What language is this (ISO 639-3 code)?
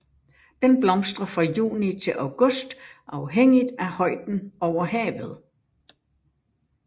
dan